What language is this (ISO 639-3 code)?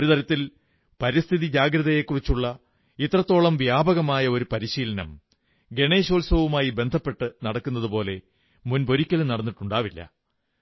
mal